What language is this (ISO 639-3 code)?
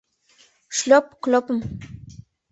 chm